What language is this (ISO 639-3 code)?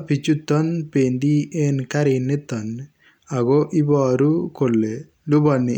kln